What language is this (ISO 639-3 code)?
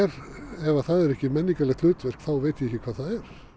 isl